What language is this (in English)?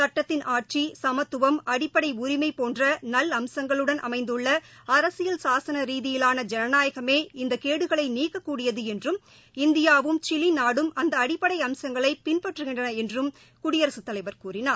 Tamil